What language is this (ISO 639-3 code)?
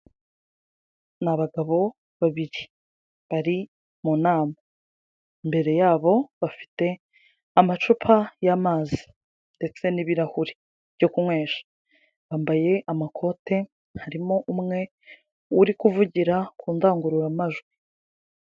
kin